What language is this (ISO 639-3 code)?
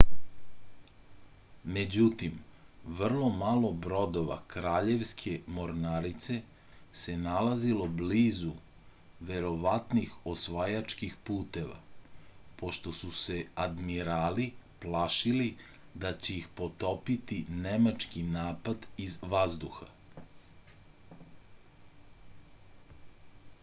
srp